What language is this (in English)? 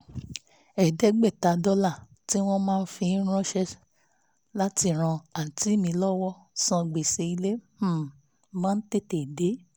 Yoruba